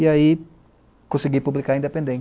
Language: Portuguese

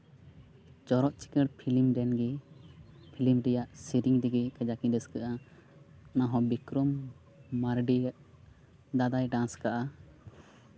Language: Santali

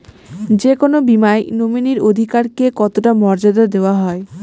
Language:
Bangla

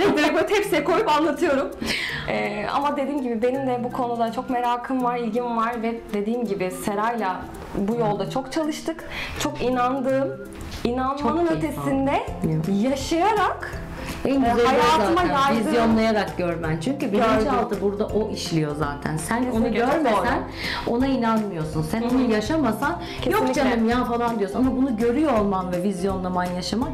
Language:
Turkish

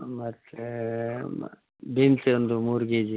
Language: Kannada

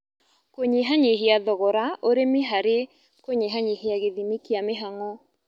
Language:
Kikuyu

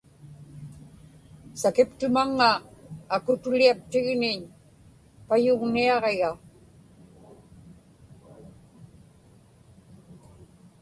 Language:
Inupiaq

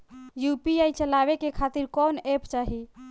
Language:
Bhojpuri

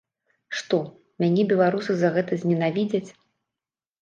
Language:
Belarusian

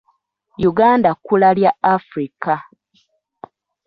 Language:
Ganda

